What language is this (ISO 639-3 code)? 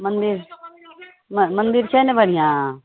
mai